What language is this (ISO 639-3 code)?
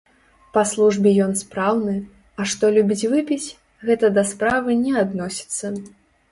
bel